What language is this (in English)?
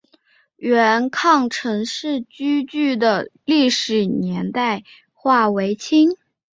Chinese